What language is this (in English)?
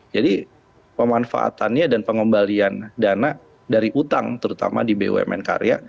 Indonesian